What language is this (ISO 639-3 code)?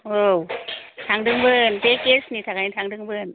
brx